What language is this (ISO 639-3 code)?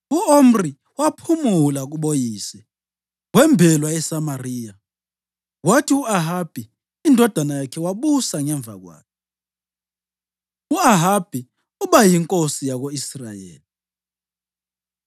nde